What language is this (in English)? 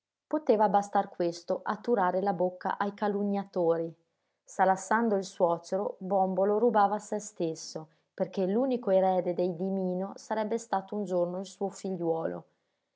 Italian